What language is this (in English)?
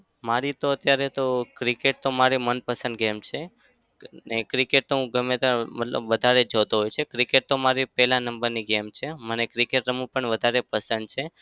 Gujarati